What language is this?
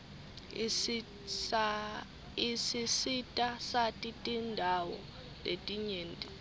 Swati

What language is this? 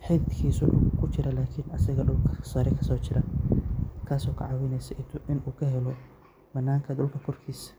Somali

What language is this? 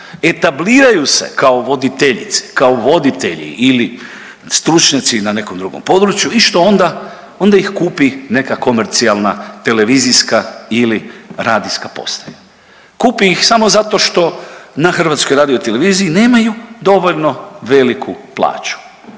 Croatian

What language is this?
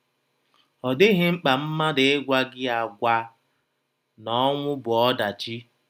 Igbo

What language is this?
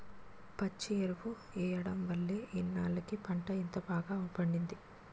Telugu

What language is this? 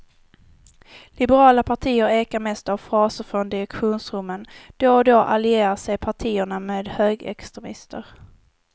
Swedish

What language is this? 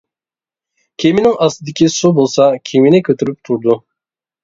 Uyghur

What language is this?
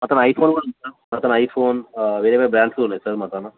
Telugu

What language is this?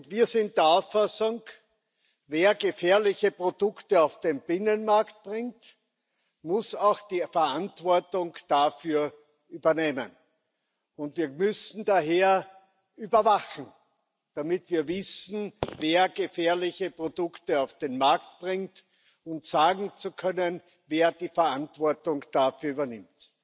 German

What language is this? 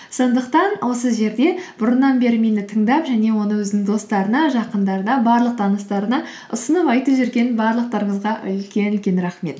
Kazakh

